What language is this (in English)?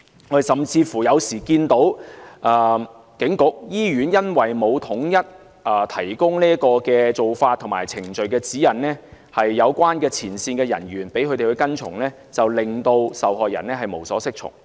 Cantonese